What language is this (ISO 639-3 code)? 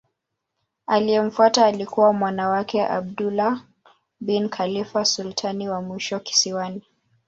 swa